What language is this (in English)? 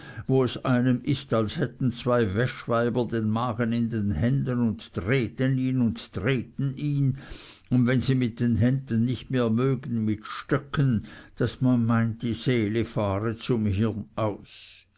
German